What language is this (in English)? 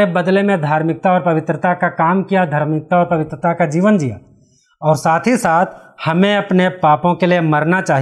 Hindi